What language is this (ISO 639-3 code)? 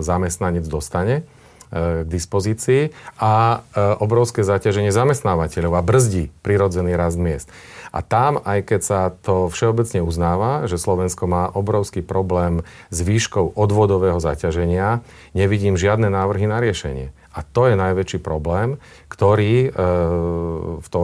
slk